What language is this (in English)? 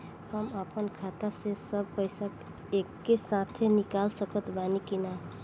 Bhojpuri